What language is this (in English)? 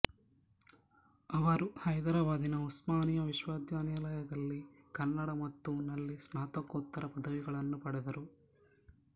Kannada